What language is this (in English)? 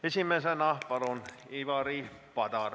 Estonian